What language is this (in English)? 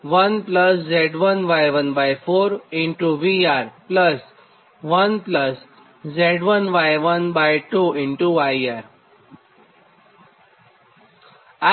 Gujarati